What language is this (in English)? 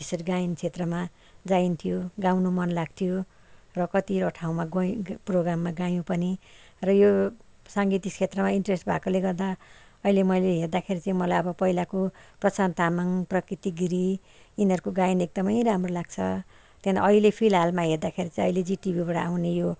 Nepali